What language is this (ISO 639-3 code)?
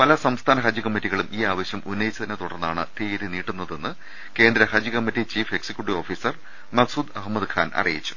mal